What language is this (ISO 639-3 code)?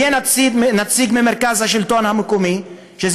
heb